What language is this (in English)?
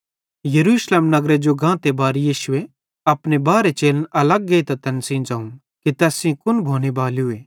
Bhadrawahi